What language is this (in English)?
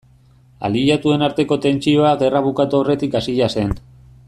Basque